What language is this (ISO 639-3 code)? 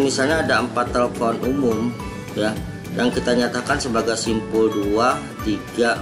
ind